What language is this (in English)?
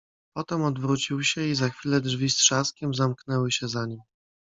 Polish